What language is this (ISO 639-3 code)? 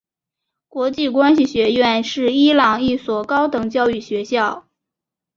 zho